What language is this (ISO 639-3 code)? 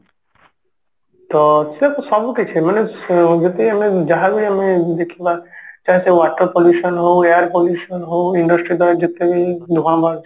ori